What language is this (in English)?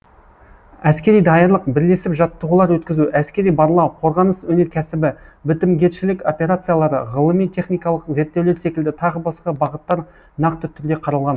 Kazakh